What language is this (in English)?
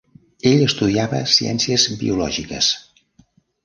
Catalan